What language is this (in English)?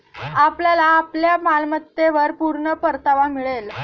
Marathi